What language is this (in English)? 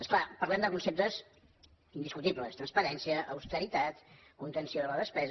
Catalan